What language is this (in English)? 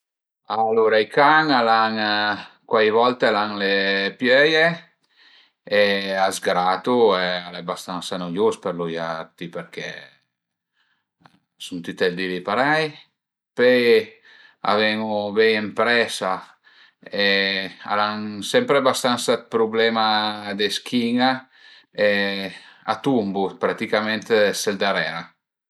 Piedmontese